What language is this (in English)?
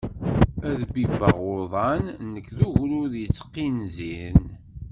Kabyle